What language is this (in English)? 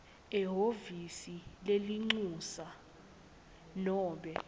Swati